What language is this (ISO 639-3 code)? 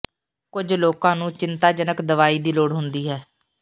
pan